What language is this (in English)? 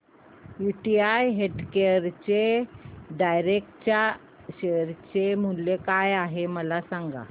Marathi